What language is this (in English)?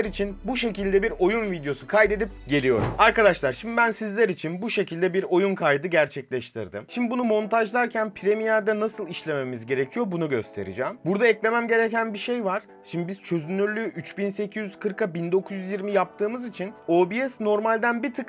Turkish